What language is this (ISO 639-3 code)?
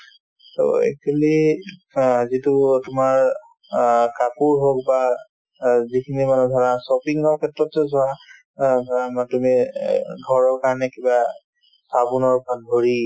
asm